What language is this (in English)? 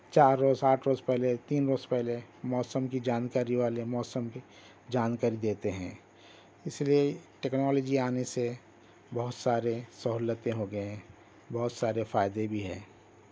Urdu